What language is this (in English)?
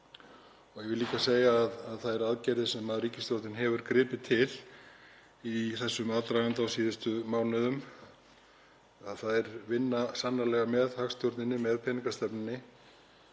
Icelandic